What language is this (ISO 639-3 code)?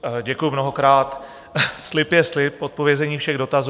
ces